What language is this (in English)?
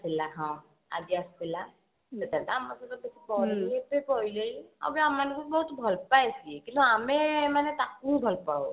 Odia